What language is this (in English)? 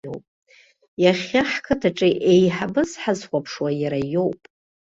Abkhazian